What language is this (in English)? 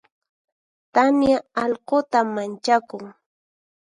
Puno Quechua